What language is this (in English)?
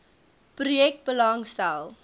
Afrikaans